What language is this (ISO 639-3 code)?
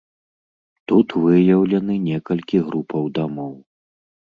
bel